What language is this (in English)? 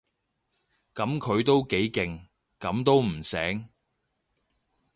Cantonese